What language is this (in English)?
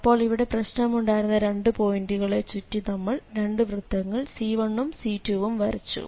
Malayalam